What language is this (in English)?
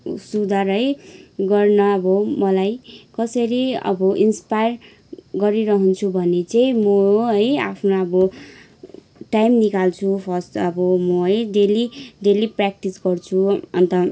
Nepali